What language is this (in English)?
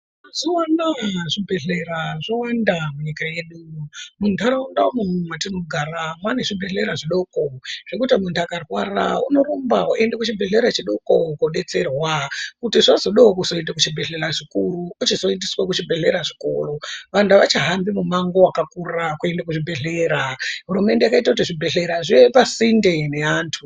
Ndau